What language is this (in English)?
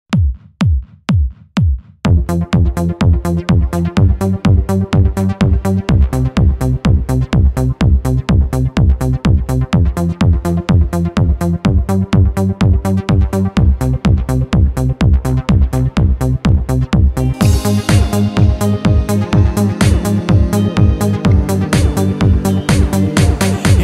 Romanian